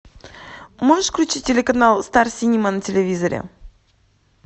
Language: Russian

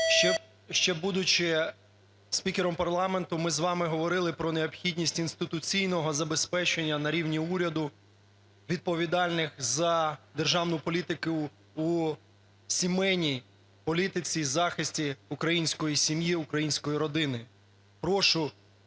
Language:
Ukrainian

